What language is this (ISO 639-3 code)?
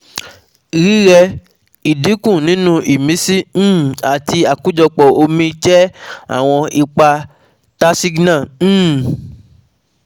yor